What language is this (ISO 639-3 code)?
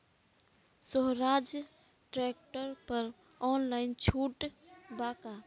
bho